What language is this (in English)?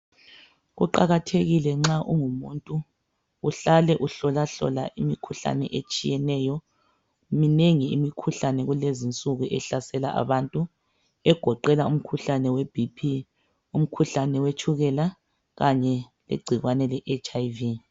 North Ndebele